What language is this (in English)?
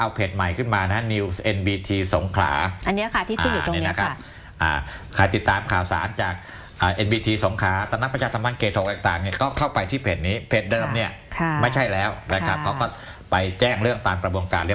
Thai